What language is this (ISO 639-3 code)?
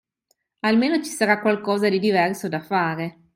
ita